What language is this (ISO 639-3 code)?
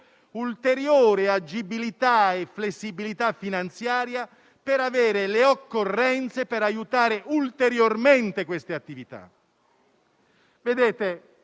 ita